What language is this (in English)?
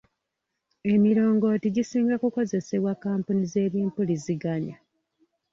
Ganda